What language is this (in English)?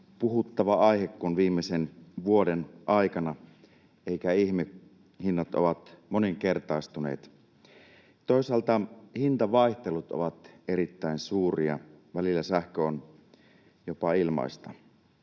Finnish